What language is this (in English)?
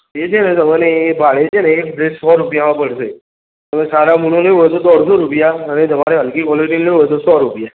Gujarati